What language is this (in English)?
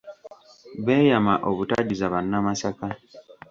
Ganda